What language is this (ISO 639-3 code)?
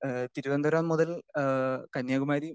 mal